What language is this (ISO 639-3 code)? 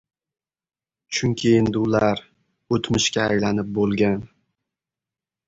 uzb